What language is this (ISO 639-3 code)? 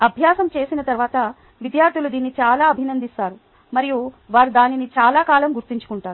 tel